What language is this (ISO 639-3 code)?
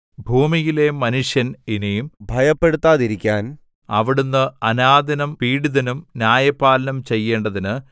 mal